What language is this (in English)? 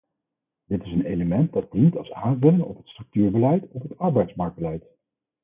Dutch